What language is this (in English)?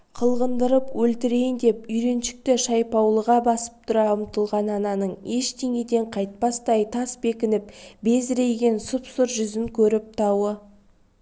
Kazakh